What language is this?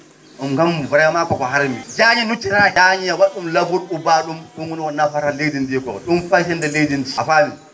Fula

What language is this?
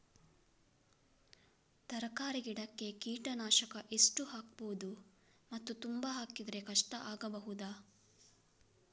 Kannada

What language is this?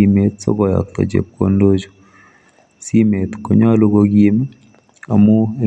Kalenjin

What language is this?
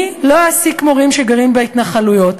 Hebrew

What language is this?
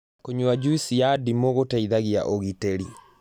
Kikuyu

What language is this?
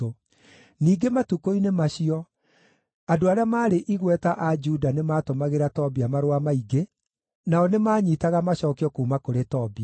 Kikuyu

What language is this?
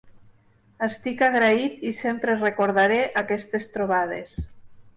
Catalan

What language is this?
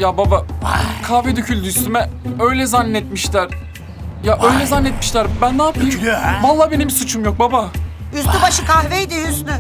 Turkish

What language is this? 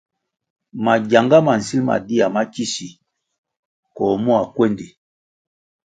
Kwasio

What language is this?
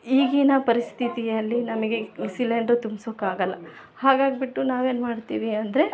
Kannada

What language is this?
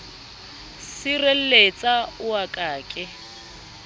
Southern Sotho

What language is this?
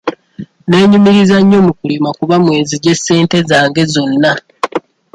Ganda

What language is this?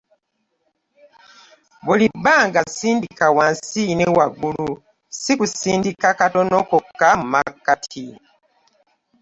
Ganda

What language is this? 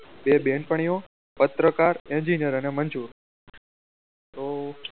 Gujarati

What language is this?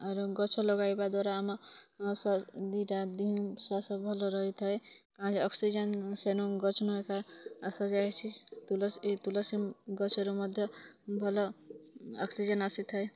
Odia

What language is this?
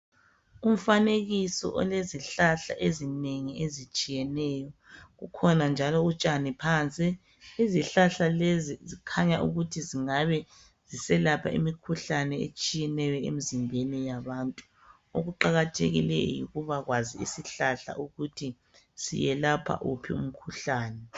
North Ndebele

